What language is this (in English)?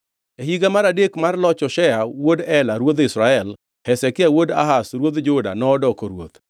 Luo (Kenya and Tanzania)